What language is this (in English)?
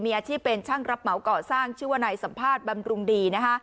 Thai